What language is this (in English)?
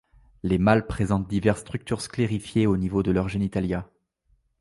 French